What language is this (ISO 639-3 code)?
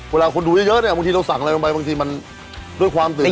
tha